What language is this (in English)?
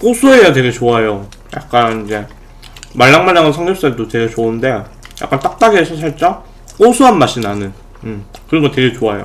Korean